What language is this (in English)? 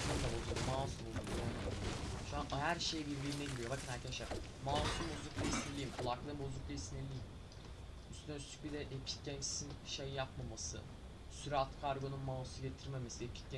Turkish